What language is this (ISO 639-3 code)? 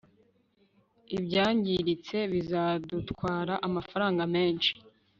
kin